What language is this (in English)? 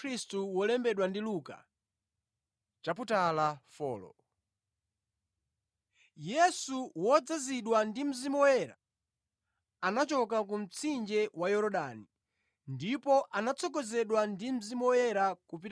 Nyanja